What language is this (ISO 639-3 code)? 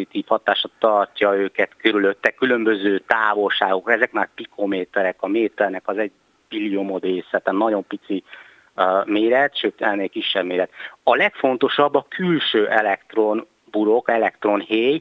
hun